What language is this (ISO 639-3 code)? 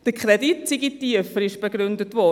gsw